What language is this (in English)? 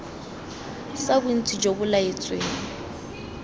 Tswana